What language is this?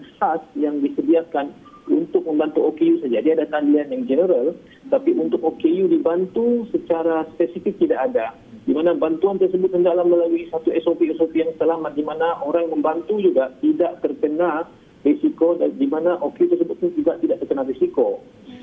Malay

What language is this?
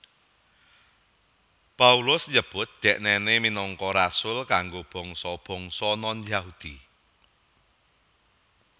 Javanese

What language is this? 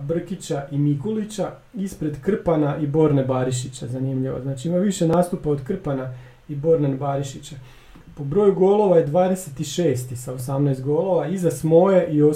Croatian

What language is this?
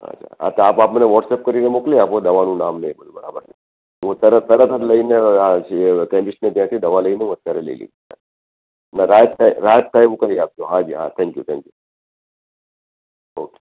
Gujarati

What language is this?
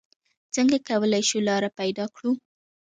Pashto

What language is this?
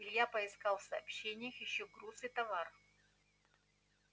Russian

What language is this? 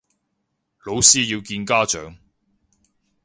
Cantonese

